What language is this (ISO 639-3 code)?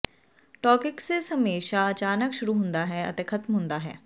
pan